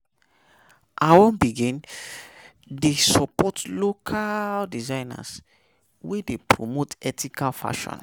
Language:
Nigerian Pidgin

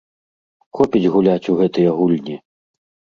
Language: Belarusian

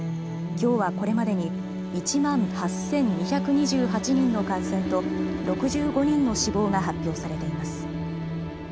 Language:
Japanese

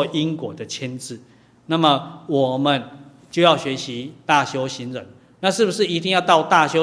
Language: Chinese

